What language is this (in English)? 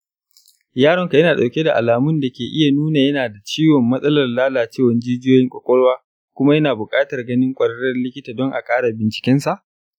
Hausa